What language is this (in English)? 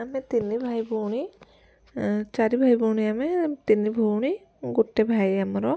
Odia